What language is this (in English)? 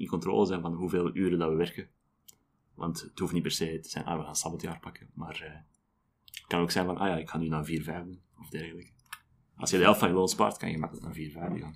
Dutch